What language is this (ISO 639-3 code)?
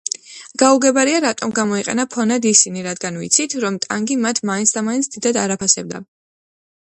kat